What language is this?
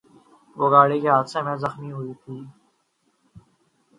Urdu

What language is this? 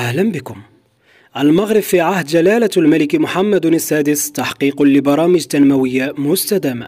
Arabic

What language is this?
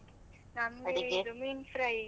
Kannada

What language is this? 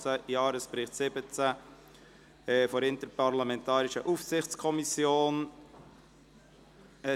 Swiss German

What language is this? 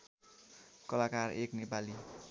Nepali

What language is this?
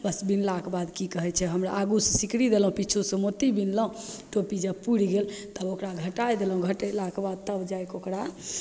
Maithili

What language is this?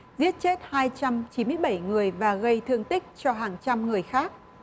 Vietnamese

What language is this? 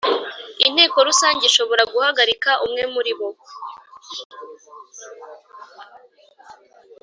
Kinyarwanda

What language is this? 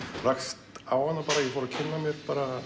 Icelandic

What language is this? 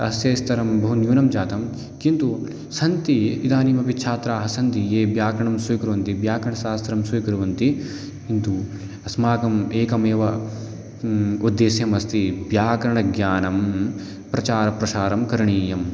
Sanskrit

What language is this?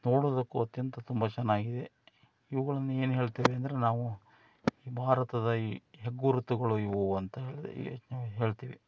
Kannada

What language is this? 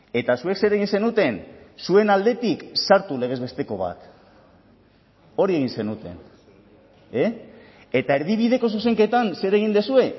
Basque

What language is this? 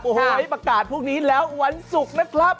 Thai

